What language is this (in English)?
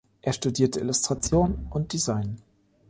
German